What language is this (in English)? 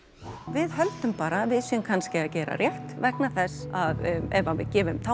Icelandic